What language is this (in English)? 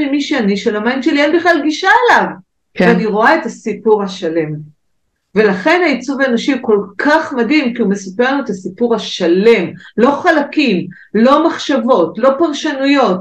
Hebrew